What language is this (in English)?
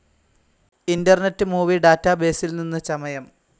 Malayalam